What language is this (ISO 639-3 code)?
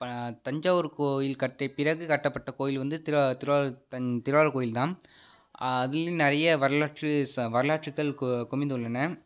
tam